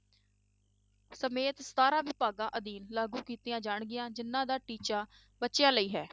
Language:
Punjabi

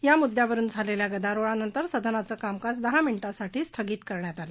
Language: Marathi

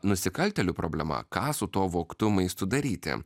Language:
Lithuanian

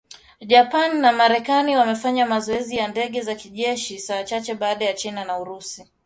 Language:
Swahili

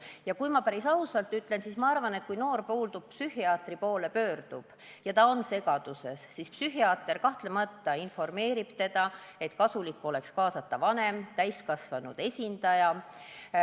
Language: Estonian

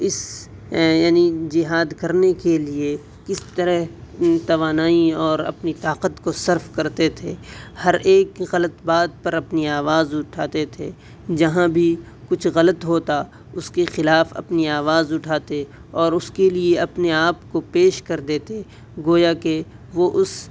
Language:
Urdu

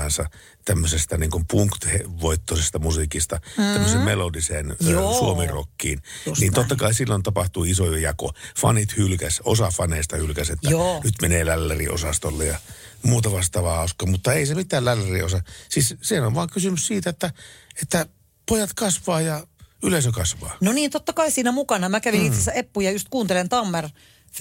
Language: Finnish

